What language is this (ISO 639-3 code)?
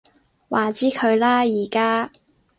yue